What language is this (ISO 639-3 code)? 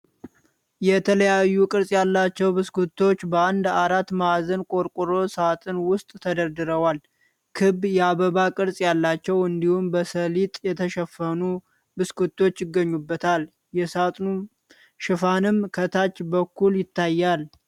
amh